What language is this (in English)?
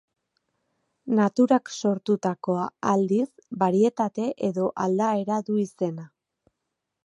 Basque